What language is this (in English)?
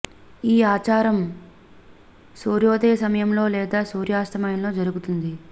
Telugu